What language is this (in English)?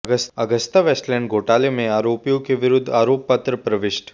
Hindi